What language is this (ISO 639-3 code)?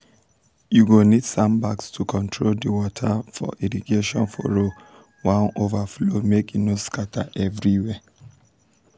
pcm